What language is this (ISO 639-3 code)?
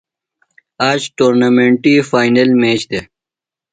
phl